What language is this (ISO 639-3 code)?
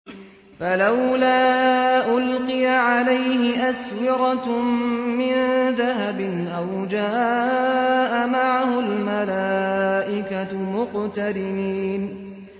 ara